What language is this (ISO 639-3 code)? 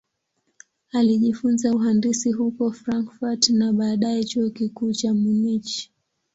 swa